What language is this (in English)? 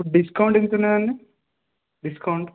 Telugu